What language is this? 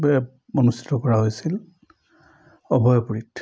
Assamese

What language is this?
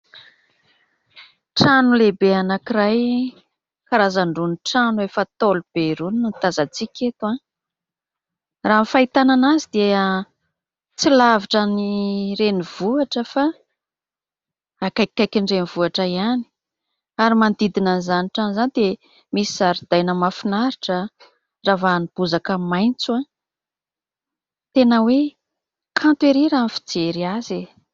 Malagasy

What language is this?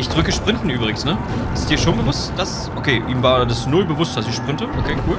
German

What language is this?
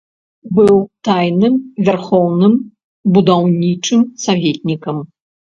Belarusian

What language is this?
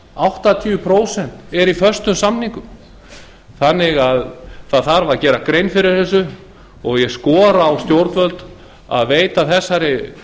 Icelandic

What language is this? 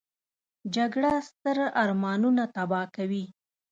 Pashto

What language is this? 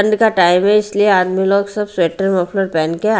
Hindi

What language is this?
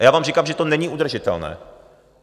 Czech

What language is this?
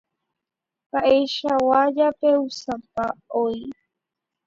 Guarani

